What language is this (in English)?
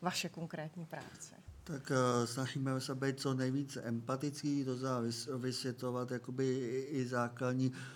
Czech